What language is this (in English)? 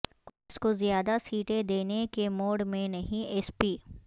Urdu